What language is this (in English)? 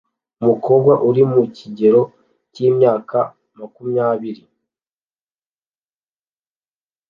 Kinyarwanda